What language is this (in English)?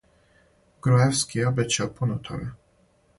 Serbian